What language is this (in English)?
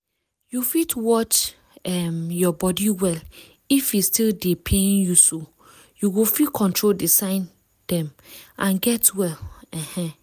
Nigerian Pidgin